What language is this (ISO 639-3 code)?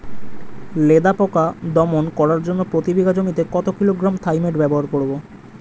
ben